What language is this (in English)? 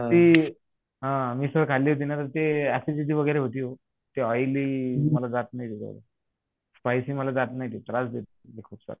Marathi